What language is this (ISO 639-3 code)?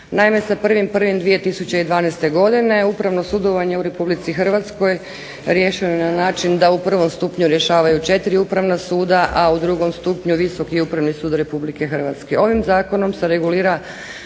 hrv